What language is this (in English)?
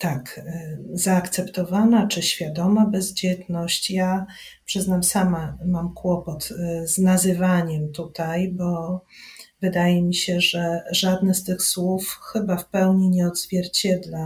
Polish